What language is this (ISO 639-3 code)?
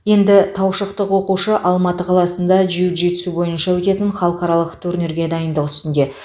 kaz